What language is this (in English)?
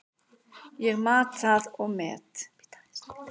Icelandic